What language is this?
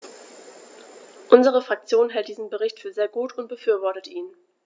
German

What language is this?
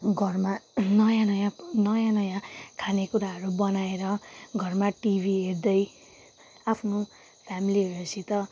Nepali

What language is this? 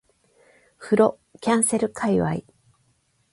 Japanese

